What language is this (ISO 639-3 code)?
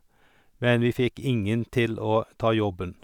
nor